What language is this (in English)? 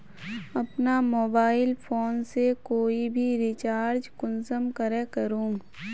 Magahi